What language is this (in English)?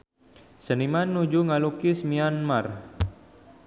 Sundanese